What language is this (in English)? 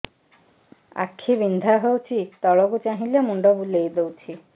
Odia